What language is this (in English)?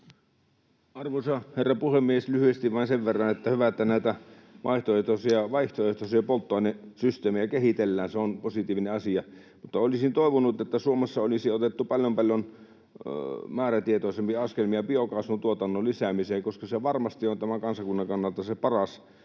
Finnish